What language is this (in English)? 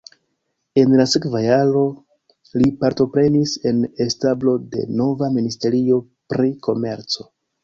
Esperanto